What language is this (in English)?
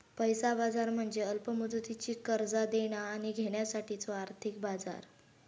Marathi